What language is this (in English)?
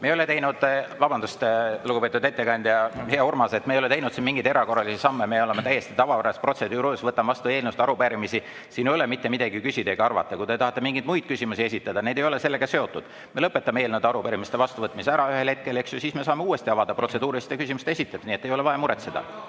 Estonian